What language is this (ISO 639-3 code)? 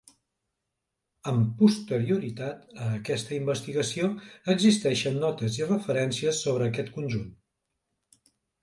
cat